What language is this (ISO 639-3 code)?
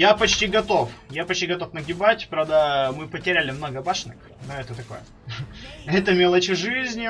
rus